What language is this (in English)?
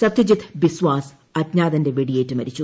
Malayalam